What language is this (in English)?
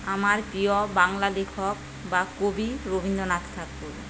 Bangla